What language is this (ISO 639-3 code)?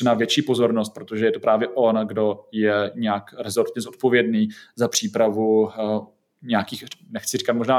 ces